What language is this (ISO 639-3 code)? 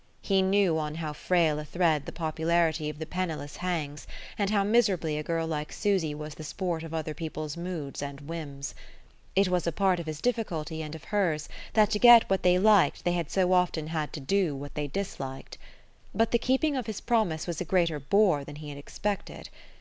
eng